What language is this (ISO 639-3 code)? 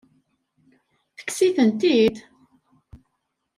kab